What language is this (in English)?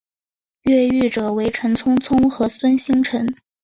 Chinese